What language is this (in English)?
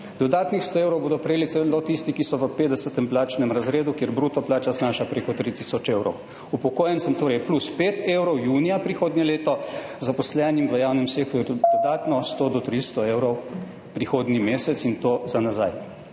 Slovenian